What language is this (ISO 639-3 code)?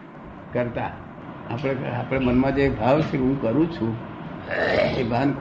guj